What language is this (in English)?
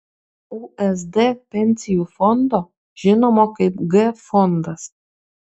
Lithuanian